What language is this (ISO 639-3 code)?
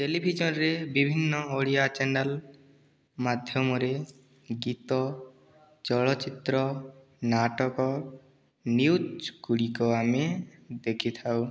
ori